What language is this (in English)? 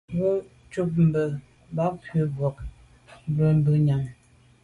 Medumba